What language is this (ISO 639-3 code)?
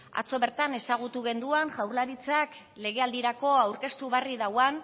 eus